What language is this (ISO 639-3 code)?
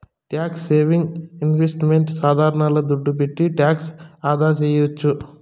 tel